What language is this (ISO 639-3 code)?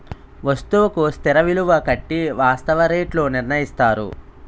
tel